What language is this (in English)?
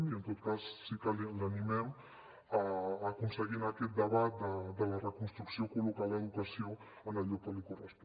Catalan